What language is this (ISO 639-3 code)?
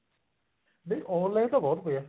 pan